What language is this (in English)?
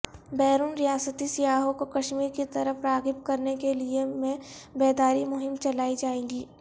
Urdu